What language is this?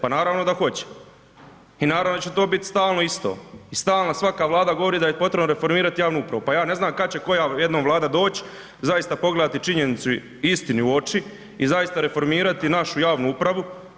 Croatian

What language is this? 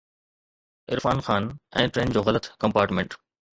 Sindhi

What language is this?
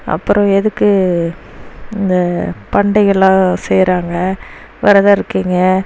Tamil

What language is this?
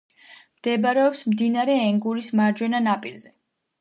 Georgian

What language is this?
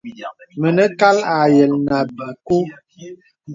Bebele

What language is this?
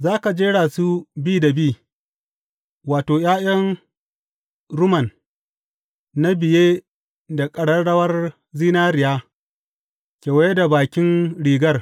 Hausa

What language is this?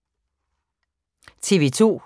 Danish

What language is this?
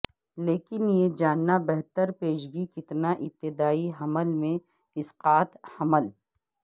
Urdu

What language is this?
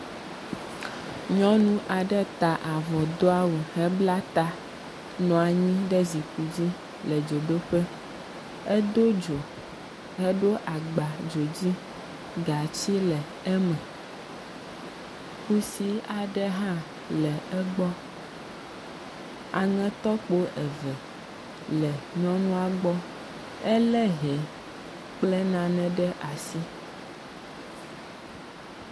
Ewe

